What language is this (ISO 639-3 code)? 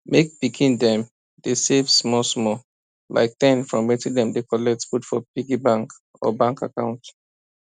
pcm